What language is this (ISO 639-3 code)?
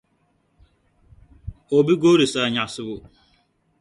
dag